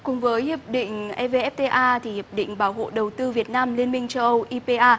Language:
Vietnamese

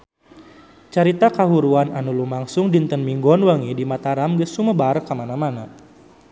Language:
Sundanese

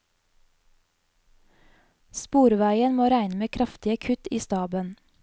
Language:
Norwegian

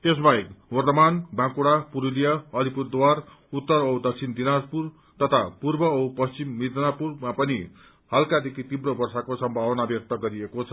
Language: Nepali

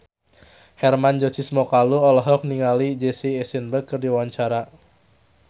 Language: Sundanese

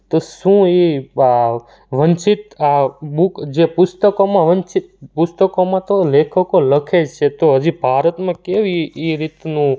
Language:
Gujarati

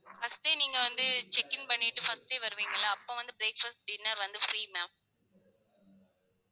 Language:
Tamil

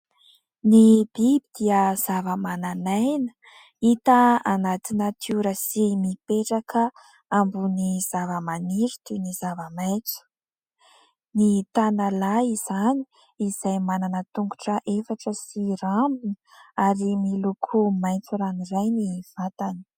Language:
Malagasy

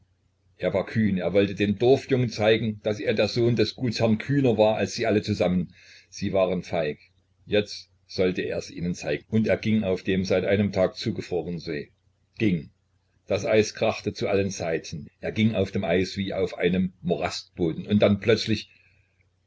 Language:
German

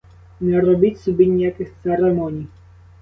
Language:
Ukrainian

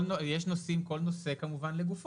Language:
Hebrew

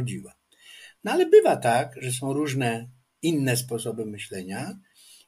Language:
Polish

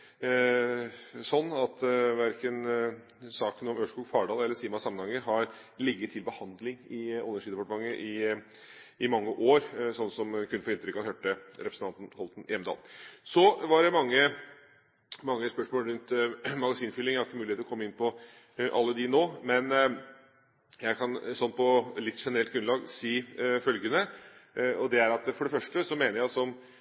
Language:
Norwegian Bokmål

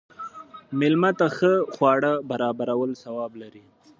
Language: Pashto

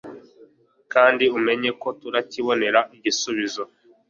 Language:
Kinyarwanda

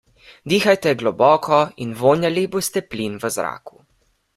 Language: Slovenian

